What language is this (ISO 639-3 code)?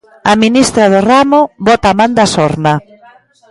glg